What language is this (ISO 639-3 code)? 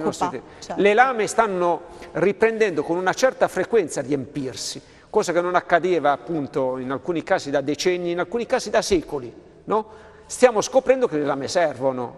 ita